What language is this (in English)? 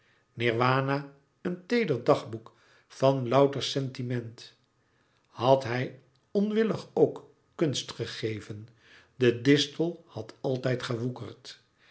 Dutch